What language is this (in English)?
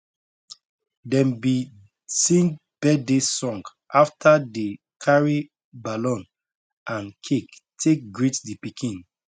Nigerian Pidgin